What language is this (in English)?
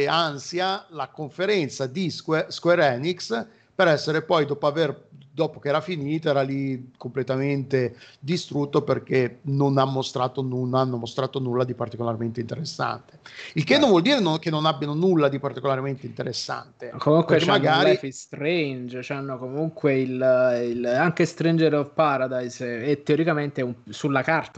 Italian